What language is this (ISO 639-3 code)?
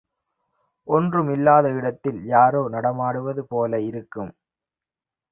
tam